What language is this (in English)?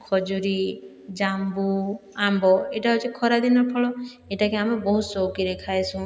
Odia